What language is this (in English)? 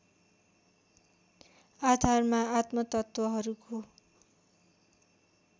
Nepali